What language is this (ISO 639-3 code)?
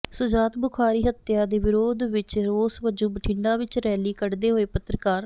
pan